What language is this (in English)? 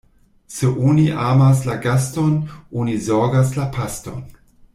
Esperanto